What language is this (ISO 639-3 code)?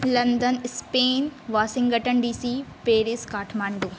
mai